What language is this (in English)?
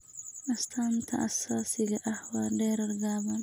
Somali